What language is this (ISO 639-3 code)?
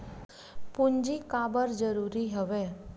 hne